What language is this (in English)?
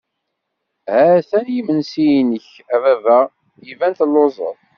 Kabyle